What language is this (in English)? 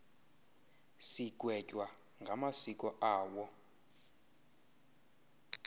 Xhosa